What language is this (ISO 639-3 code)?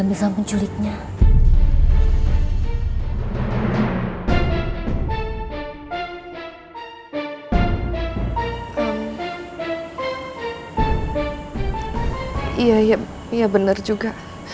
ind